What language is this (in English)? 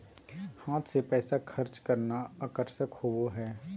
Magahi